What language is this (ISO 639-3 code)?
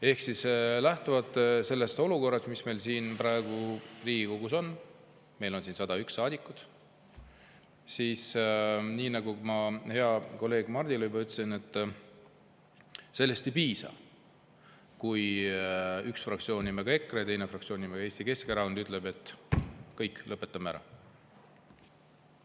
est